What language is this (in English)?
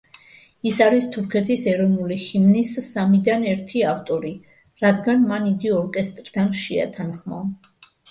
Georgian